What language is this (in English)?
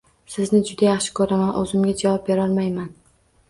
Uzbek